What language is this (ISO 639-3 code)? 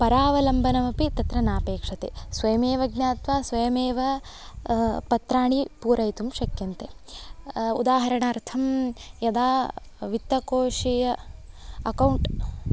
san